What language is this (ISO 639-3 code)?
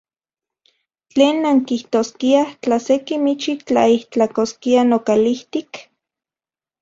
ncx